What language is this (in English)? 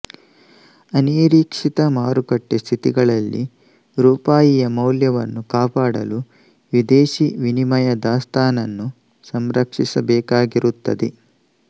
Kannada